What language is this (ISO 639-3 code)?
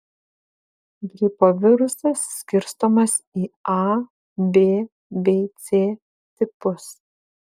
lit